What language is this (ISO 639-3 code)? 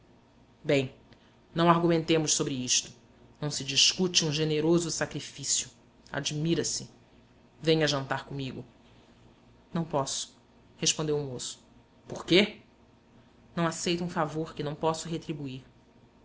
por